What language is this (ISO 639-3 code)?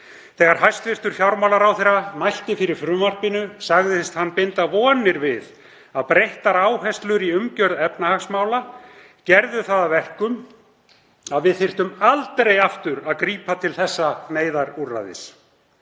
isl